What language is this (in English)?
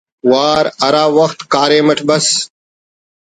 Brahui